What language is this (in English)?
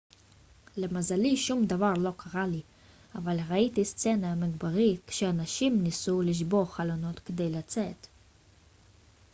Hebrew